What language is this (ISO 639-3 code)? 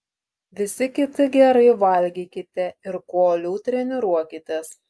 lit